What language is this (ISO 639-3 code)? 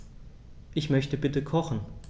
deu